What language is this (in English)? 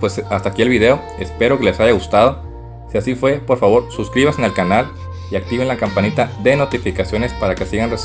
Spanish